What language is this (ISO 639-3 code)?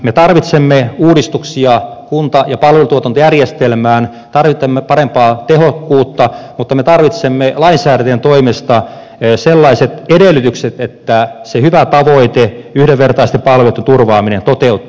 fin